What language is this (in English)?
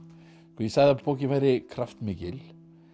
Icelandic